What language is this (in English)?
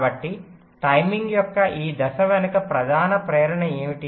Telugu